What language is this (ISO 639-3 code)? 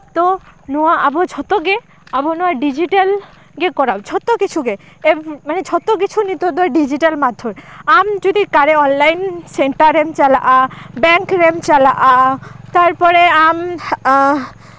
sat